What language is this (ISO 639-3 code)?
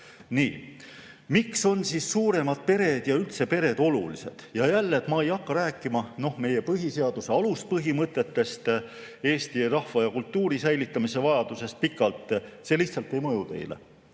est